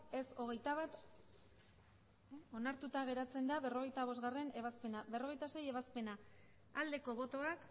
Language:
Basque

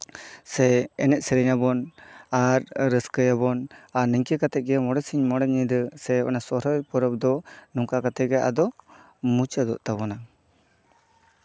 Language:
Santali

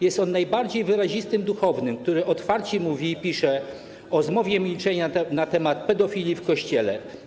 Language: Polish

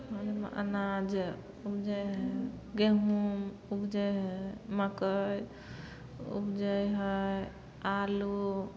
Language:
Maithili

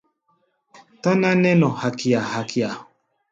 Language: Gbaya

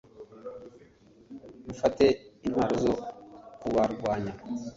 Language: Kinyarwanda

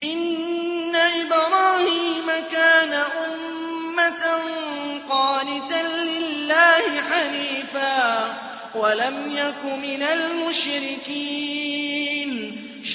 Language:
Arabic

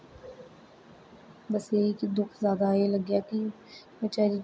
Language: Dogri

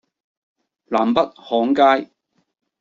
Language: Cantonese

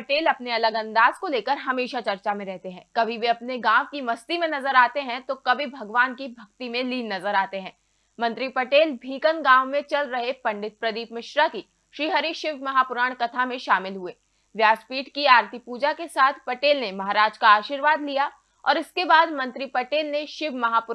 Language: Hindi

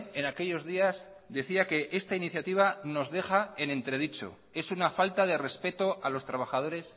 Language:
Spanish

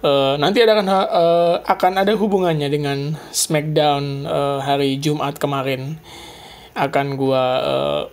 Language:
Indonesian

